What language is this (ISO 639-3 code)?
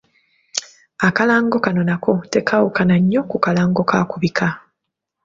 lug